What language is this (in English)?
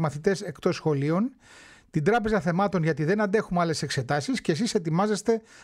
Greek